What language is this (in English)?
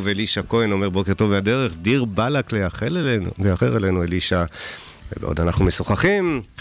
Hebrew